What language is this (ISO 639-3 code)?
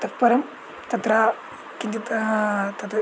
san